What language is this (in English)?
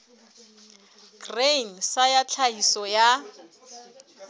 Southern Sotho